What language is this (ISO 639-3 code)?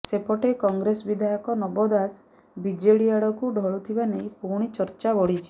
ori